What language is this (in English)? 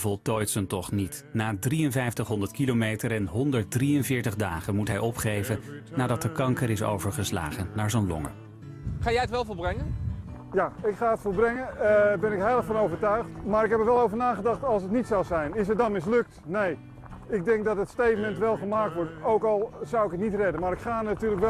Dutch